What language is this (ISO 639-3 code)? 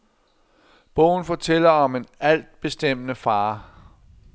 dan